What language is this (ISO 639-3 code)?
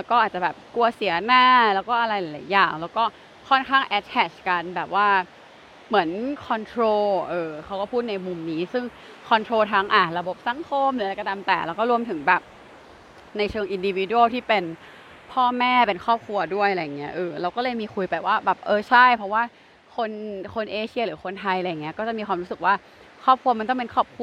tha